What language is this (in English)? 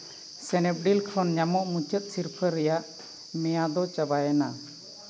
Santali